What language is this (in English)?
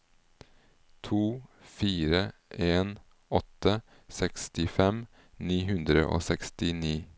Norwegian